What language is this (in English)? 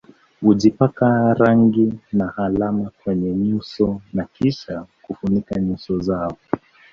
Swahili